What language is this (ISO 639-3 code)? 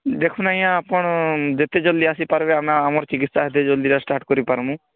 ori